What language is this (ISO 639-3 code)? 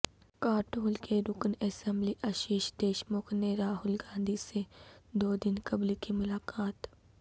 urd